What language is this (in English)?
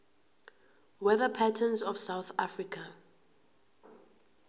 South Ndebele